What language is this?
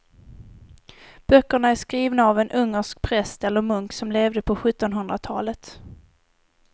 Swedish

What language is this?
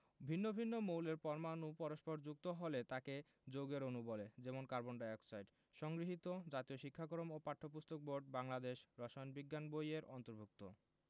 Bangla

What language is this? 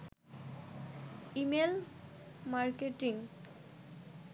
Bangla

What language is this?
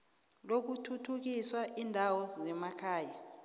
South Ndebele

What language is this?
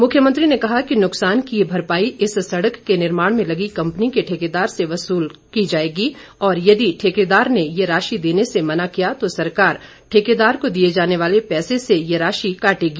Hindi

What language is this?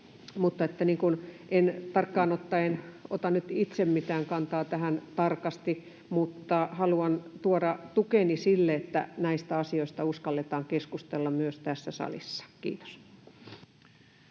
Finnish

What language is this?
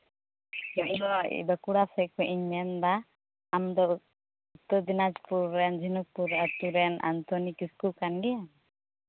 Santali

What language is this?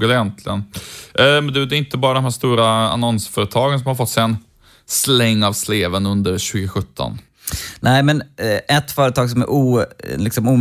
Swedish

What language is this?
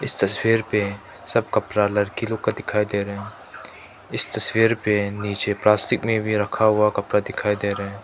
Hindi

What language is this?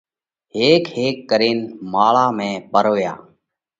Parkari Koli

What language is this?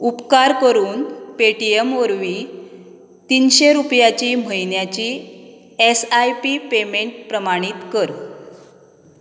Konkani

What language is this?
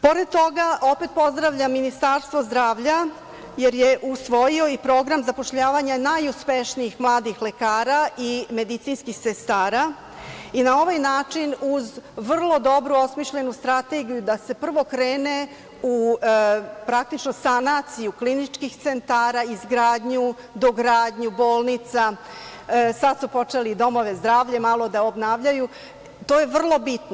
Serbian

